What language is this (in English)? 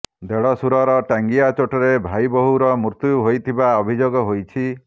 Odia